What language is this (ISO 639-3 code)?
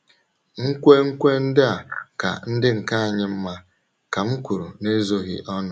ibo